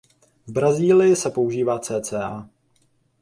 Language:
Czech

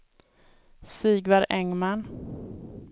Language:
Swedish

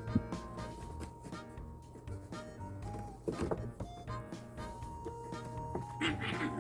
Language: Korean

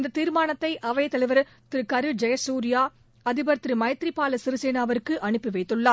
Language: Tamil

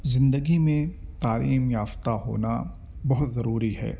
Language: Urdu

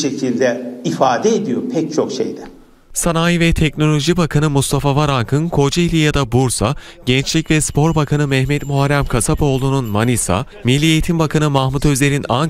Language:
Turkish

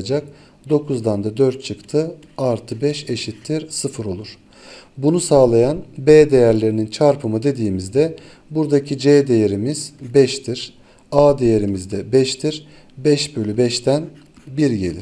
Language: Turkish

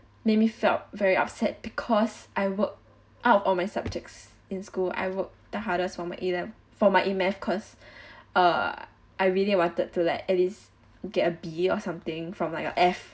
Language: English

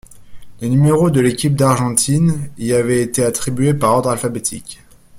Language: French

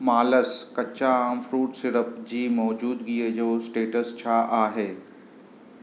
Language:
Sindhi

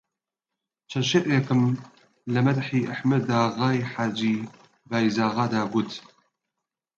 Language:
Central Kurdish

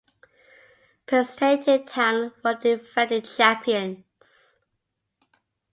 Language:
English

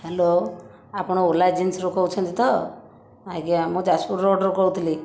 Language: Odia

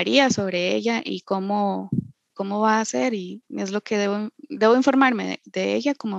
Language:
Spanish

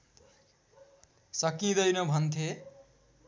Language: Nepali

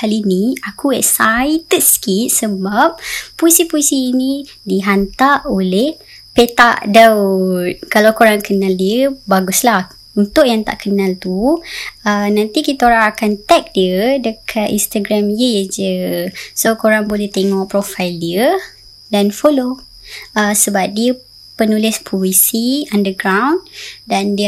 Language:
Malay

